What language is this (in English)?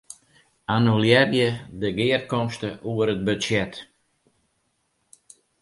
Western Frisian